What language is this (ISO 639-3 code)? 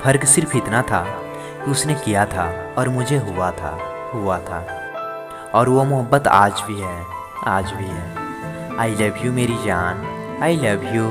hin